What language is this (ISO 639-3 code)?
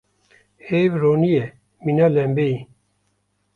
kur